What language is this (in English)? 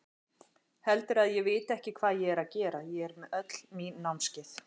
Icelandic